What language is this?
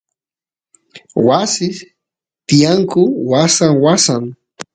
Santiago del Estero Quichua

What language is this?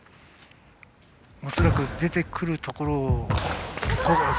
Japanese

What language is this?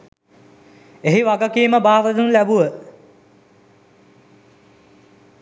Sinhala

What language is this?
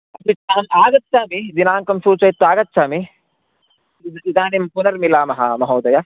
Sanskrit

